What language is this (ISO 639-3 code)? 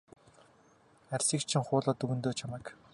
mon